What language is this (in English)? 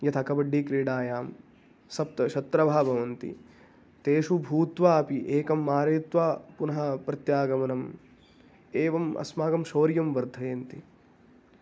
Sanskrit